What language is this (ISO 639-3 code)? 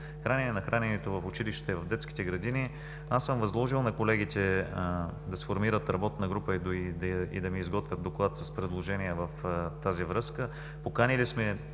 bul